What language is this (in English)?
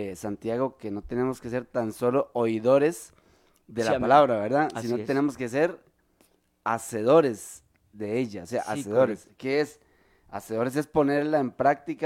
Spanish